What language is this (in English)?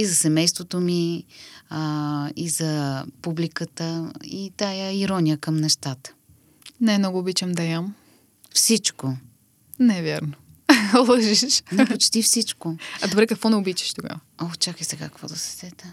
Bulgarian